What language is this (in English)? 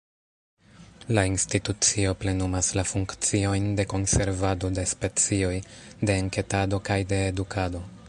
Esperanto